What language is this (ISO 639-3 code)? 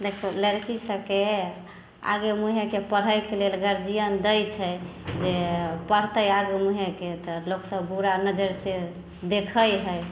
mai